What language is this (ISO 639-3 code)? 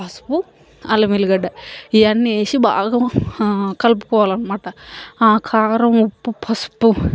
tel